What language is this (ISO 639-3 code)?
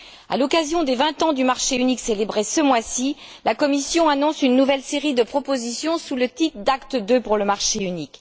fra